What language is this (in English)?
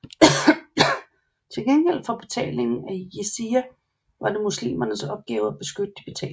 Danish